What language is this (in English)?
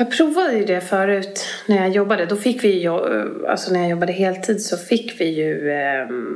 Swedish